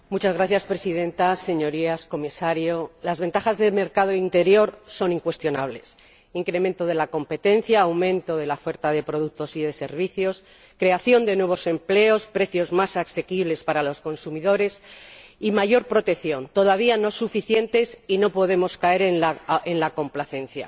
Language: Spanish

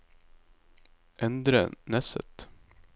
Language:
Norwegian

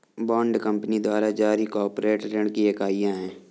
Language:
Hindi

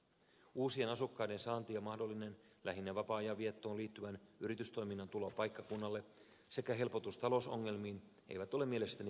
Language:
Finnish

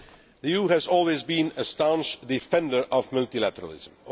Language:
English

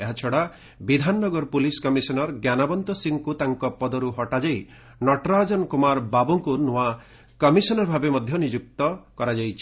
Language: Odia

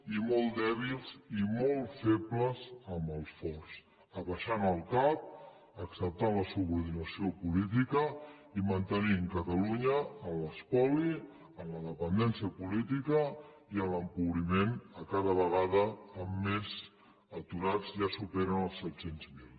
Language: Catalan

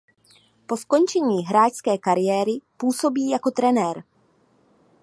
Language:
Czech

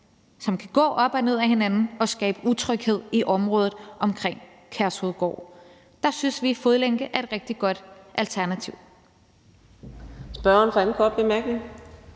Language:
Danish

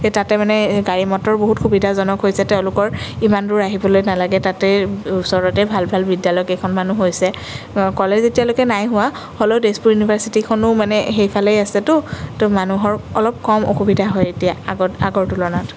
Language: Assamese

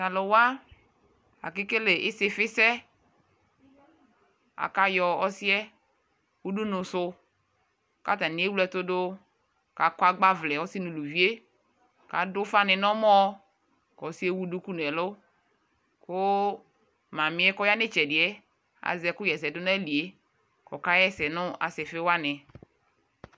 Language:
Ikposo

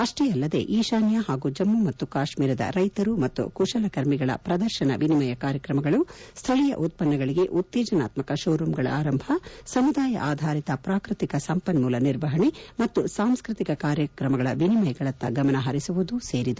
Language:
Kannada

